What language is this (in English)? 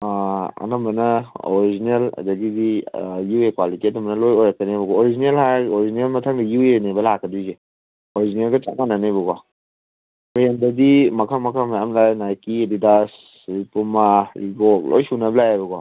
Manipuri